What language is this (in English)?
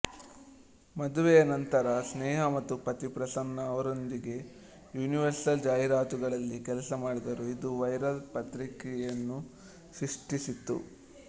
Kannada